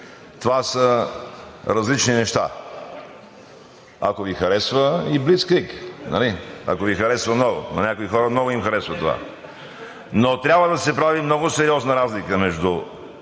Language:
Bulgarian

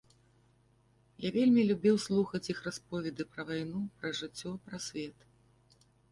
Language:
Belarusian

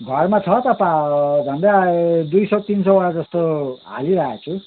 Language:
Nepali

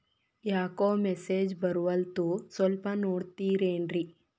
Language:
Kannada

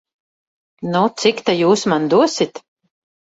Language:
Latvian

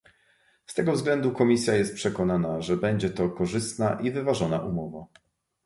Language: Polish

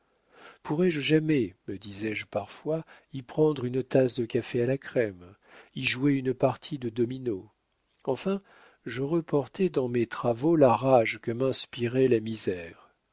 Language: French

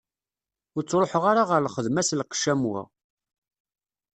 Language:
Kabyle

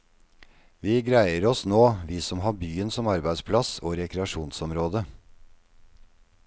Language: Norwegian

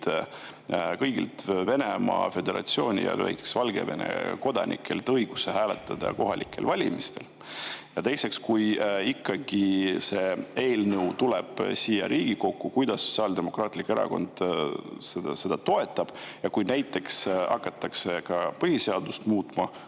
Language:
Estonian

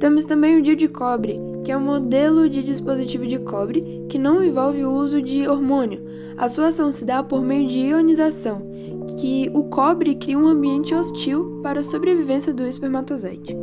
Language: Portuguese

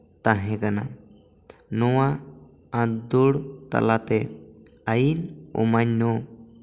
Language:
Santali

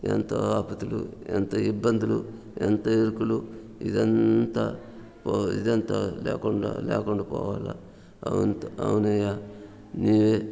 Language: Telugu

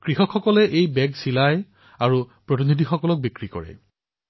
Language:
Assamese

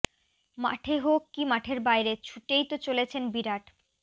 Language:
Bangla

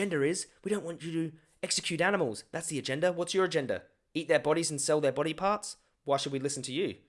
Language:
English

